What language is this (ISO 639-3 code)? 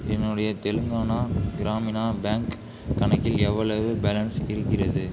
tam